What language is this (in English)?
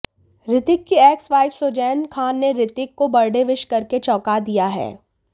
Hindi